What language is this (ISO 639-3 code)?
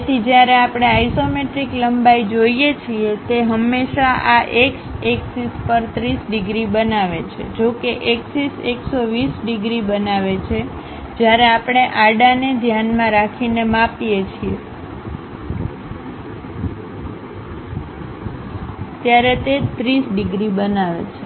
guj